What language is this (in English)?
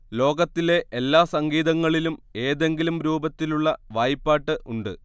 Malayalam